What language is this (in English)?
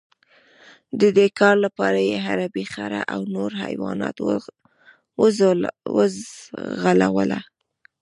Pashto